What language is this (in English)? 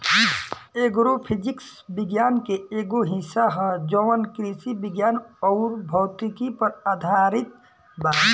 Bhojpuri